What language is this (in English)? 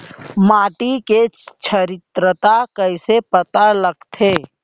Chhattisgarhi